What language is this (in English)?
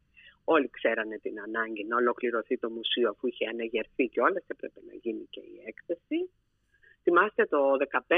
Greek